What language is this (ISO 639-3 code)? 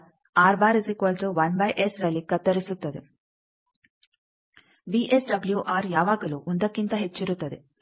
kan